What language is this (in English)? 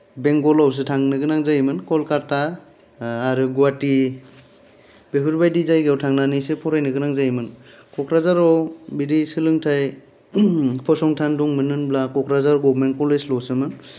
Bodo